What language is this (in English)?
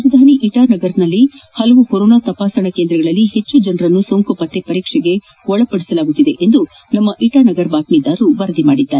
Kannada